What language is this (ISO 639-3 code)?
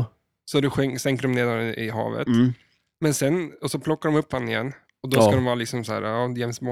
swe